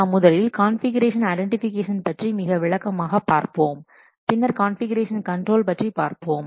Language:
Tamil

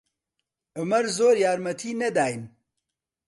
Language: Central Kurdish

